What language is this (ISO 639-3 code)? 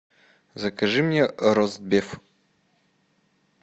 rus